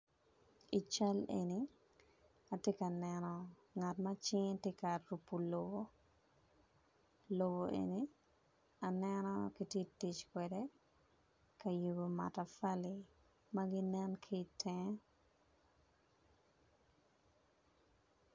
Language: Acoli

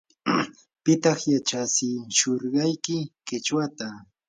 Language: Yanahuanca Pasco Quechua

